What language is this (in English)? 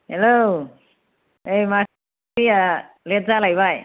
Bodo